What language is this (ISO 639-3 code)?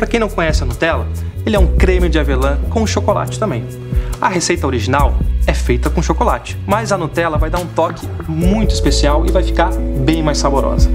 por